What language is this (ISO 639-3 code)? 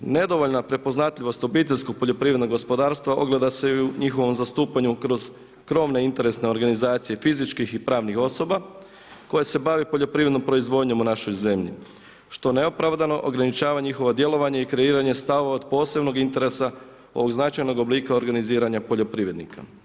hrv